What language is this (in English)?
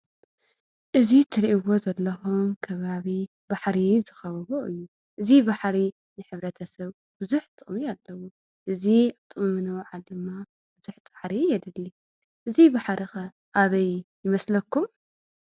Tigrinya